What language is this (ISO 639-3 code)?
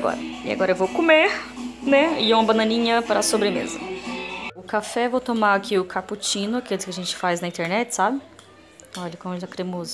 por